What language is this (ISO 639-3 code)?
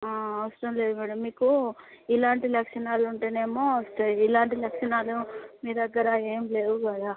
tel